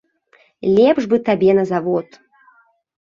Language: Belarusian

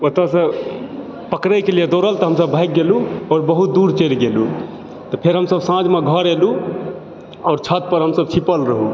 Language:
Maithili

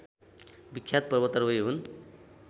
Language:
Nepali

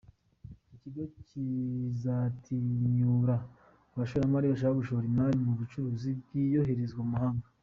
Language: Kinyarwanda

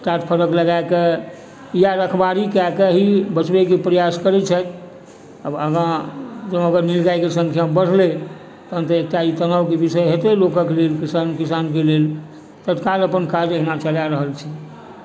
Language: Maithili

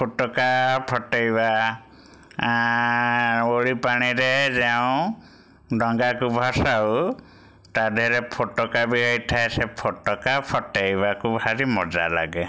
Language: Odia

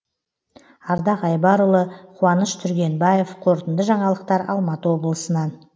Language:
Kazakh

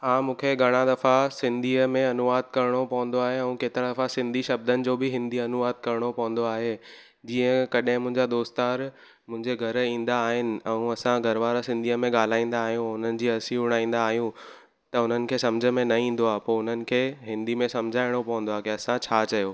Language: Sindhi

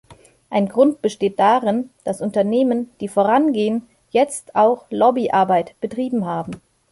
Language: German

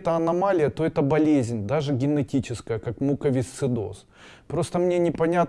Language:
Russian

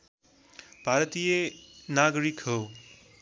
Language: Nepali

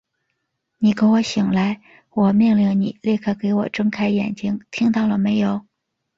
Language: Chinese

